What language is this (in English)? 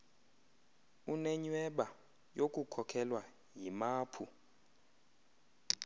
Xhosa